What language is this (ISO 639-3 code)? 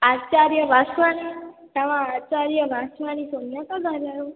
snd